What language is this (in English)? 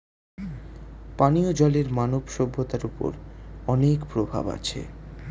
Bangla